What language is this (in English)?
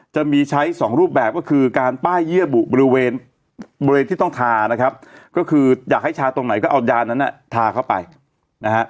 Thai